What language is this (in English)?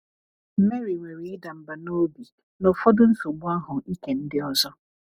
Igbo